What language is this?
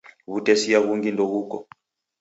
Taita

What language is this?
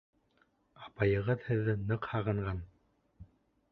Bashkir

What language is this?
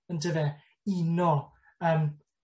Welsh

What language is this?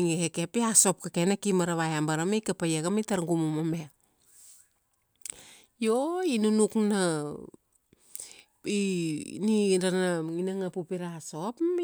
Kuanua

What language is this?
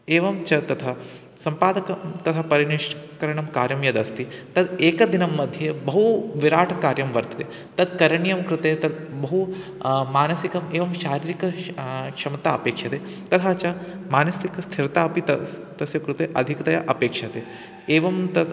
Sanskrit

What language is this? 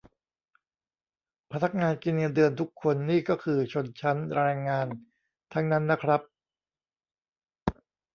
Thai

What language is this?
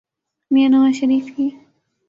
Urdu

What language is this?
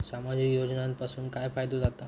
Marathi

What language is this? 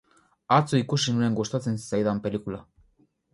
Basque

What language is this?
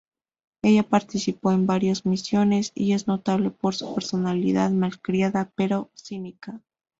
Spanish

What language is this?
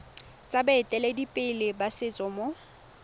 Tswana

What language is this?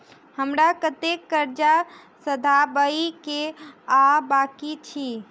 Maithili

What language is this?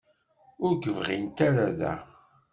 Kabyle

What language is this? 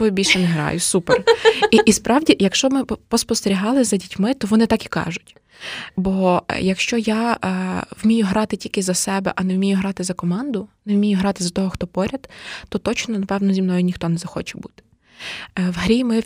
Ukrainian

